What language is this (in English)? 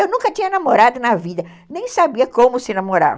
Portuguese